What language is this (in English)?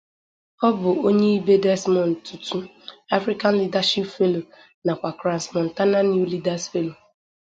Igbo